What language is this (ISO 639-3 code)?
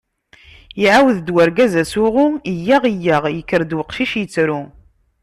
kab